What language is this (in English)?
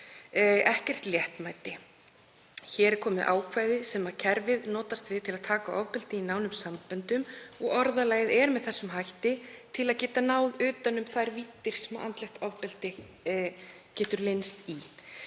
Icelandic